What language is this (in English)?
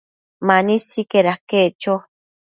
Matsés